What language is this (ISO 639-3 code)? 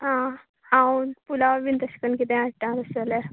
kok